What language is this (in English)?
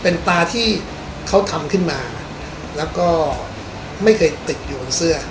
Thai